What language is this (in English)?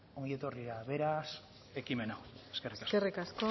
Basque